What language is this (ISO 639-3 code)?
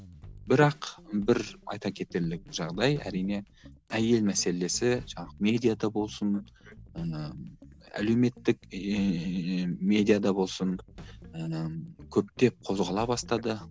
kaz